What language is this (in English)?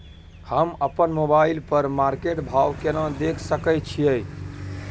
Maithili